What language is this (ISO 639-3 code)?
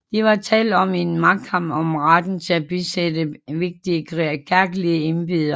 dan